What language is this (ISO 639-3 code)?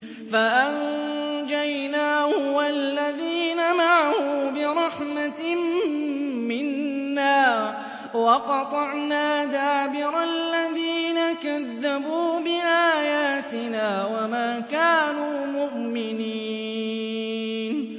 ara